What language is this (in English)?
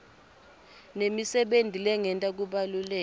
Swati